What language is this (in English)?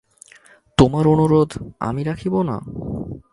Bangla